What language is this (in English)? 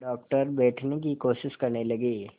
Hindi